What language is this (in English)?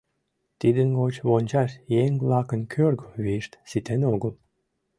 Mari